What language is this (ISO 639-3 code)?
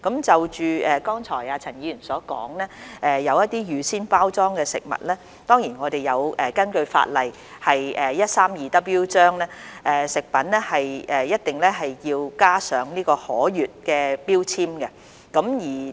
yue